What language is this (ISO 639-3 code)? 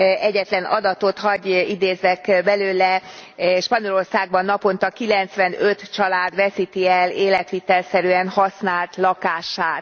hun